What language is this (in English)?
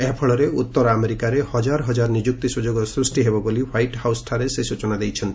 Odia